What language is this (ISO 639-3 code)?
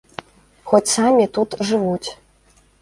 bel